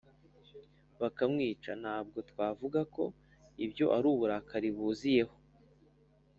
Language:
Kinyarwanda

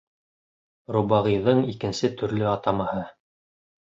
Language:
Bashkir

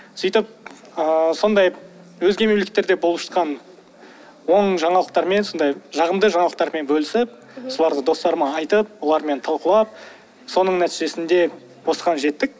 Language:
Kazakh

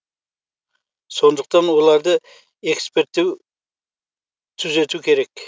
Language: Kazakh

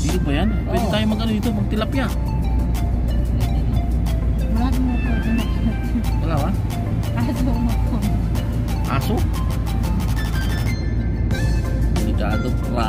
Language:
Indonesian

